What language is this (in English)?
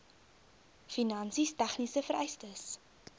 Afrikaans